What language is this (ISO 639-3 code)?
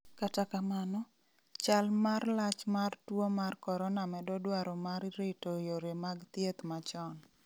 luo